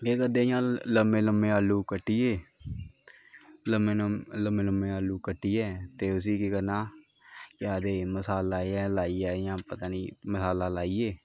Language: Dogri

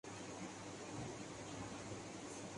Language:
Urdu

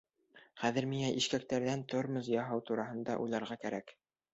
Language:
Bashkir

